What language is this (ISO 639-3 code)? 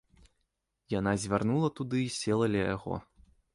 bel